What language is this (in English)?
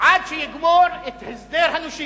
Hebrew